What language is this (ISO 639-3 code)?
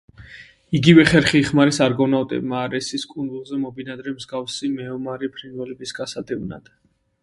kat